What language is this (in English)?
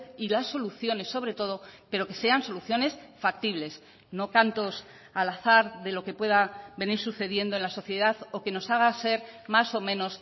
Spanish